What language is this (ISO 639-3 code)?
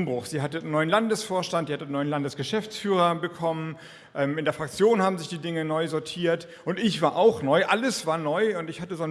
deu